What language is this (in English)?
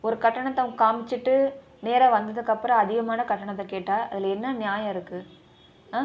Tamil